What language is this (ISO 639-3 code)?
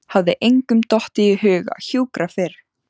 isl